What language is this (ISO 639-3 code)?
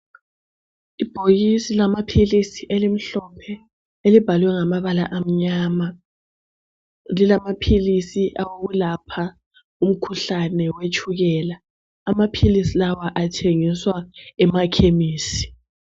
nde